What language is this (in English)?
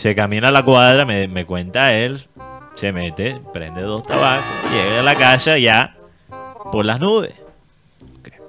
Spanish